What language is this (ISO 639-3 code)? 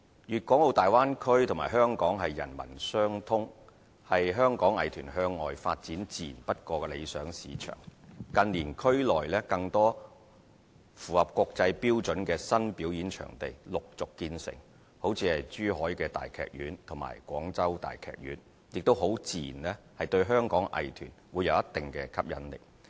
yue